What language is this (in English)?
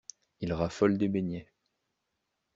French